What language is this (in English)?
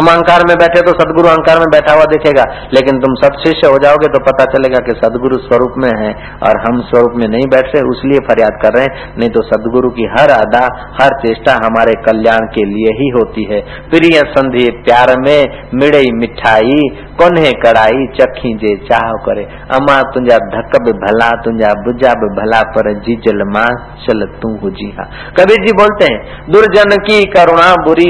Hindi